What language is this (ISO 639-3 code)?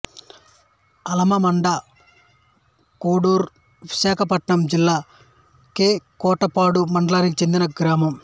tel